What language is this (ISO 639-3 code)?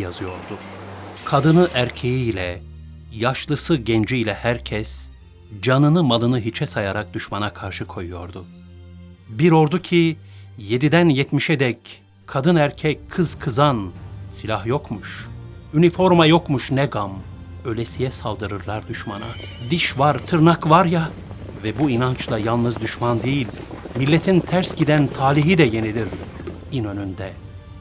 tur